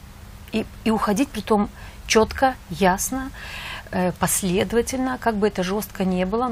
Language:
Russian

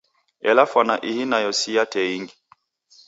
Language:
Taita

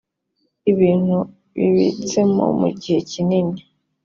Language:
Kinyarwanda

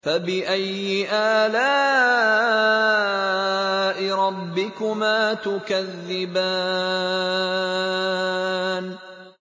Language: Arabic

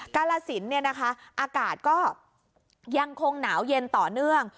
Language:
Thai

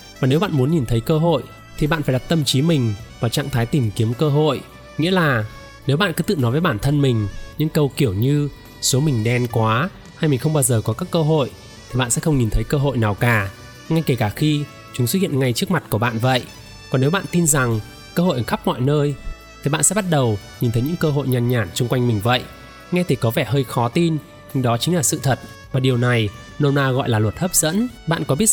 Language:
Vietnamese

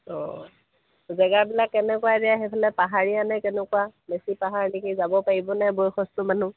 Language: Assamese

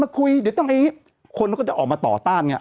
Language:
Thai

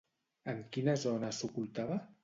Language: Catalan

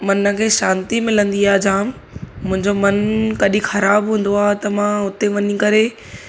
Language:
Sindhi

